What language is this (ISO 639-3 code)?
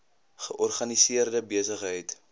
afr